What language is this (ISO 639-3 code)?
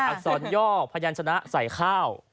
tha